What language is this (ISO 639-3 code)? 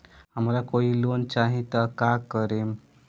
bho